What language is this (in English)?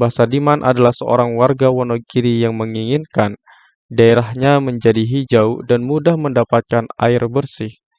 Indonesian